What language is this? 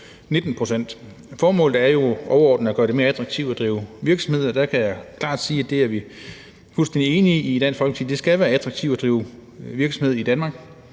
Danish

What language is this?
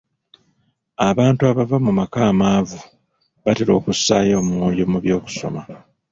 Ganda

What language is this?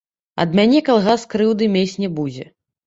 Belarusian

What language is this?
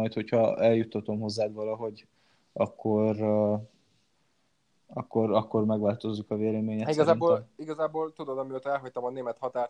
Hungarian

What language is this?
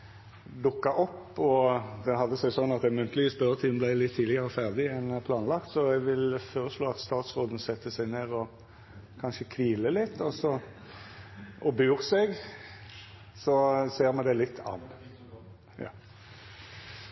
Norwegian Nynorsk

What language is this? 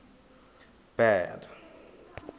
Southern Sotho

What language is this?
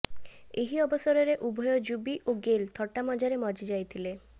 Odia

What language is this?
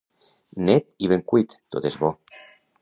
Catalan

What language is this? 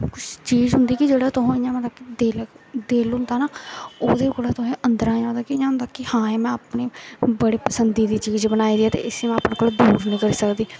Dogri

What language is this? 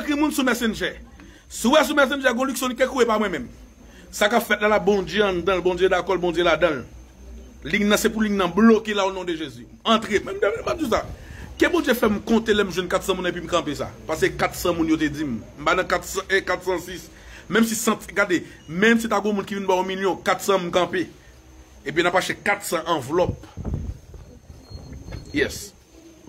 French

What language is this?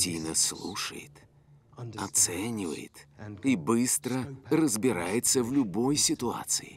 Russian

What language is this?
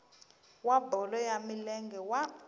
Tsonga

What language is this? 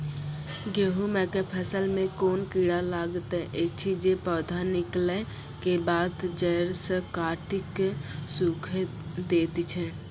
Maithili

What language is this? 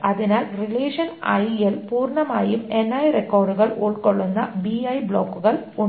Malayalam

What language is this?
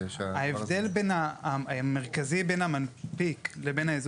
Hebrew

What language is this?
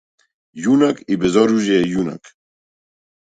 Macedonian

